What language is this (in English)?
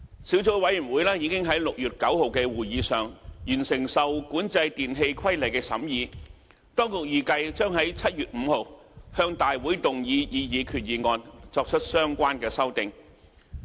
Cantonese